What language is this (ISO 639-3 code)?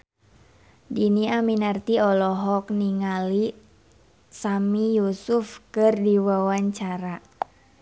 sun